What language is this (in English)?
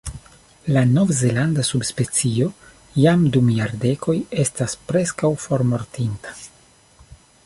Esperanto